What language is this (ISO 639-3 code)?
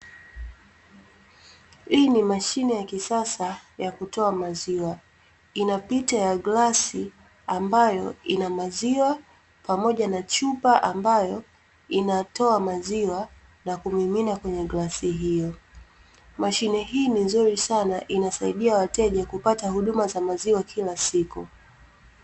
swa